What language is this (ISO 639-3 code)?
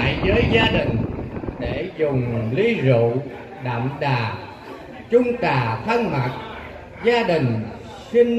vie